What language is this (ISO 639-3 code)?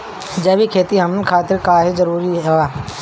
bho